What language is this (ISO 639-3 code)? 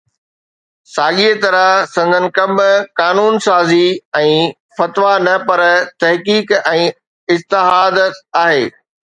snd